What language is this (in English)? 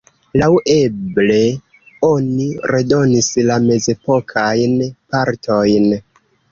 Esperanto